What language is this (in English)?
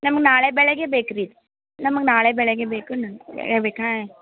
Kannada